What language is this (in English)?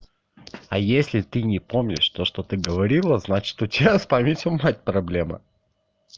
Russian